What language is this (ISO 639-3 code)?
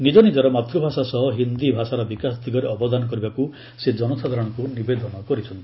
ori